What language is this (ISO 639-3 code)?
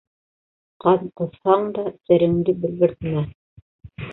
bak